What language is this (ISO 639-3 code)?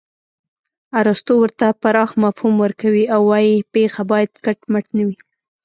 pus